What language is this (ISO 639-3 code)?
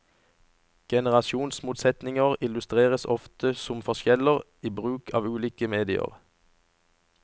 nor